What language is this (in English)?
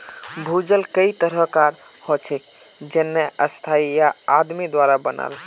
Magahi